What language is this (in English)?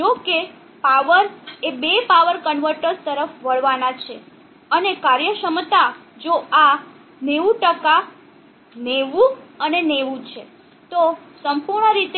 Gujarati